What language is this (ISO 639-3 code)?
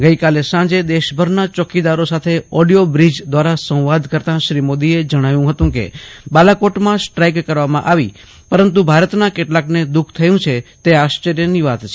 guj